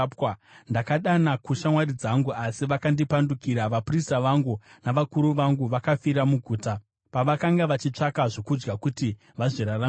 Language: Shona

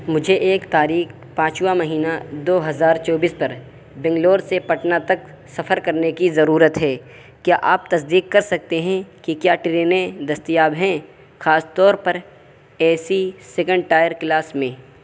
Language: Urdu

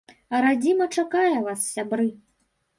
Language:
Belarusian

